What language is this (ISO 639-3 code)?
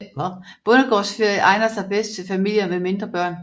dan